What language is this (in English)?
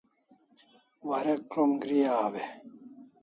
Kalasha